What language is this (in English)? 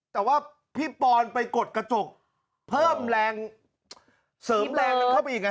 Thai